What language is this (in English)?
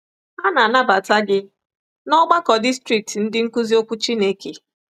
Igbo